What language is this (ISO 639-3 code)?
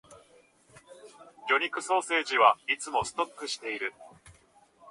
jpn